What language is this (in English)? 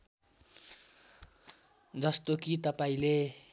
Nepali